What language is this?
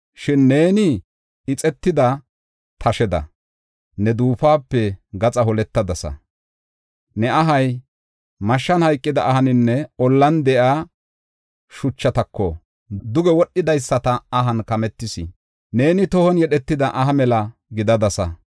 Gofa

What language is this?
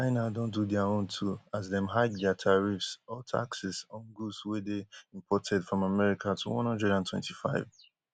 Nigerian Pidgin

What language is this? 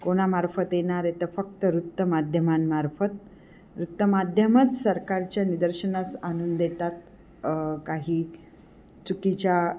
Marathi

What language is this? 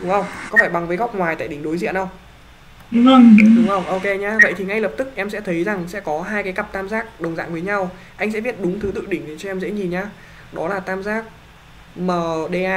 Vietnamese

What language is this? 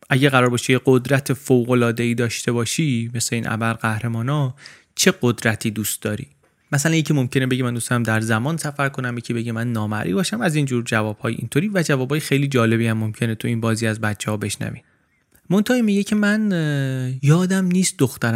Persian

